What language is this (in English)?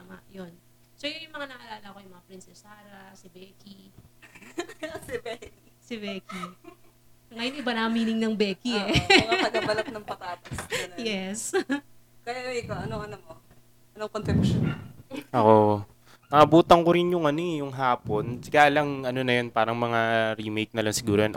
Filipino